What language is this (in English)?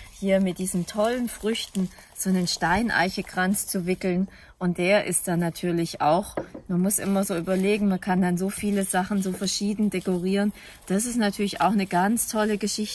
German